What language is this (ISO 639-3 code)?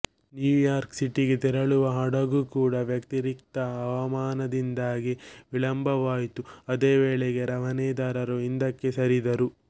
kan